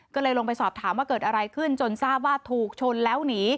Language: Thai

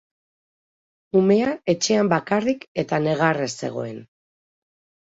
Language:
Basque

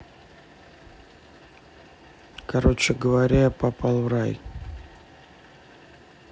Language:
Russian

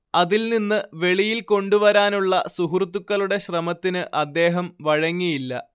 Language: Malayalam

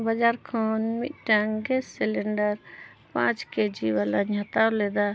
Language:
Santali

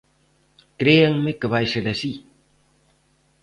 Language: Galician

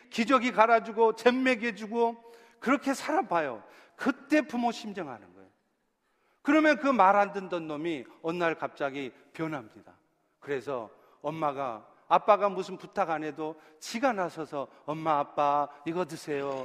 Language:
Korean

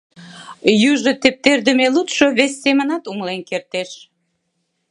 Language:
Mari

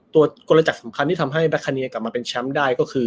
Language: Thai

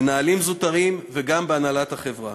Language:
Hebrew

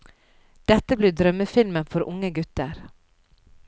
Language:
Norwegian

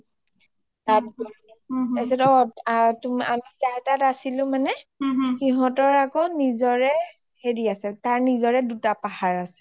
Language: Assamese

